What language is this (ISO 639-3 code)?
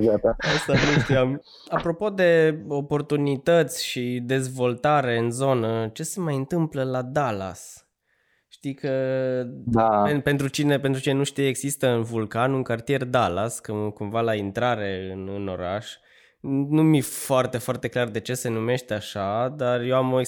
ron